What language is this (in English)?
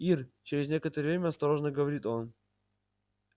Russian